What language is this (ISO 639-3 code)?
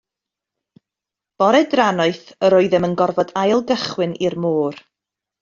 cym